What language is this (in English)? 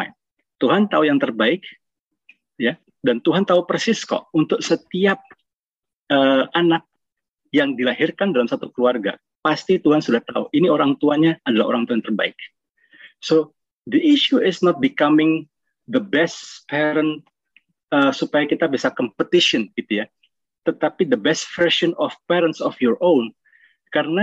Indonesian